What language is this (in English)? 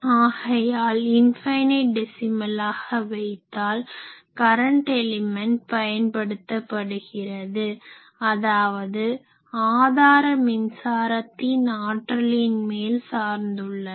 Tamil